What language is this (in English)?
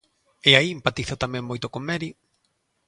Galician